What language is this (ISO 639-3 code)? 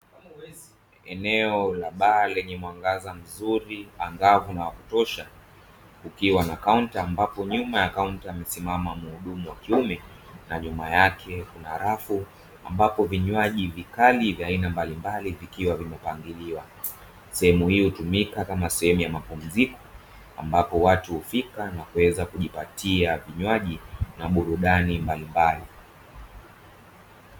swa